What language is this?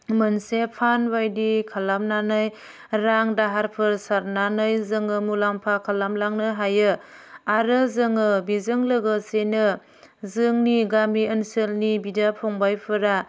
Bodo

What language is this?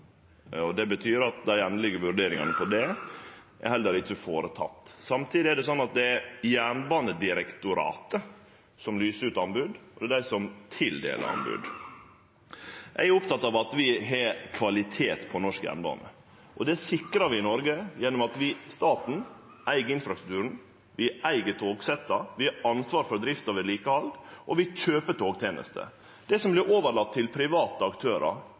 Norwegian Nynorsk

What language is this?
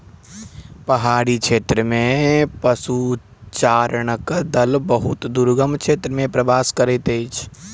Maithili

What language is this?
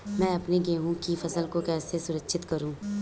Hindi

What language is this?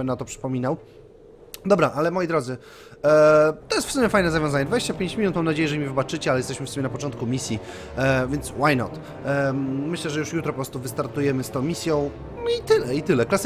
Polish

